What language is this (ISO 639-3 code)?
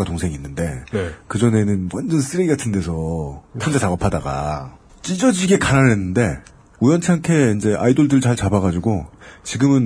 kor